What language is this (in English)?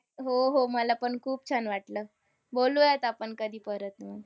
Marathi